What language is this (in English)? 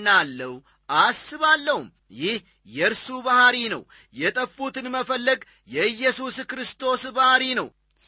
Amharic